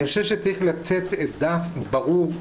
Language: Hebrew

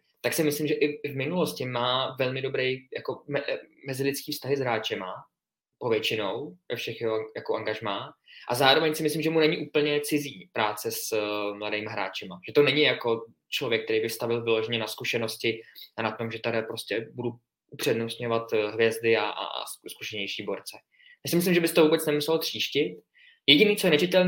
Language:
Czech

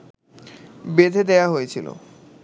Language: Bangla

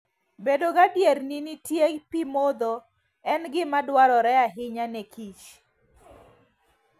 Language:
Luo (Kenya and Tanzania)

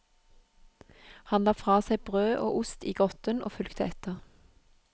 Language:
Norwegian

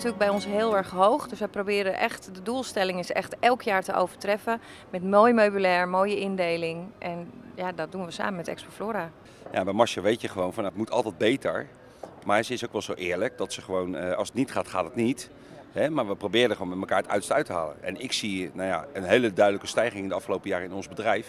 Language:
Dutch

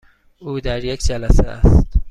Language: Persian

